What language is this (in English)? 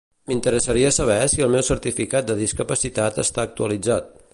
Catalan